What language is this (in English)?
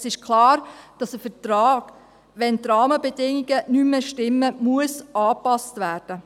Swiss German